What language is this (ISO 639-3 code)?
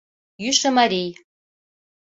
chm